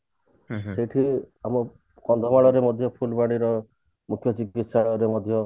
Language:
Odia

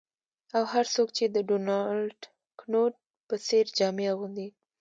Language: Pashto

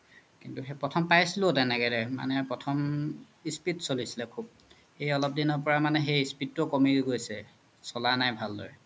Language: Assamese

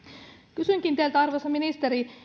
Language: Finnish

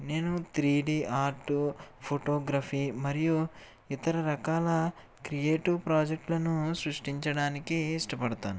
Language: Telugu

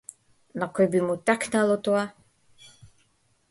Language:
Macedonian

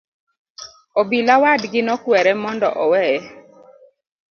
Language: Luo (Kenya and Tanzania)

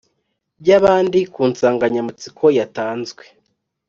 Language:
Kinyarwanda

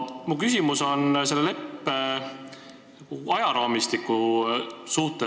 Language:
Estonian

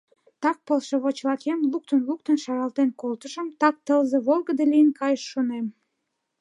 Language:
Mari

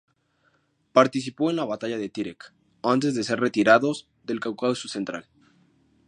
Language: Spanish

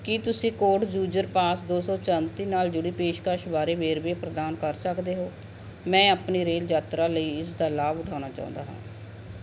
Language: Punjabi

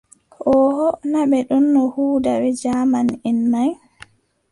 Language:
Adamawa Fulfulde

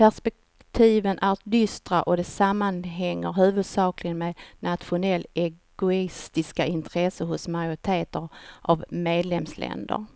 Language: Swedish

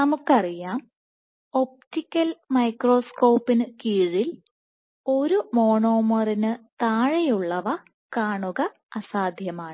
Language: Malayalam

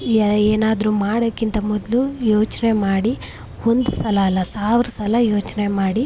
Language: Kannada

